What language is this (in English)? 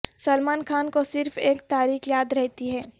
Urdu